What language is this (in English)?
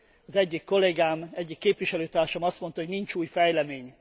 Hungarian